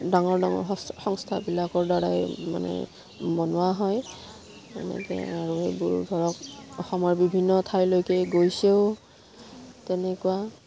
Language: Assamese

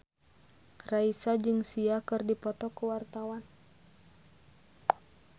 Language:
Sundanese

